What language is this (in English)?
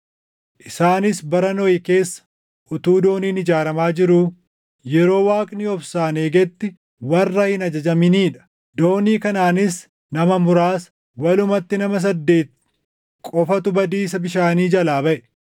Oromo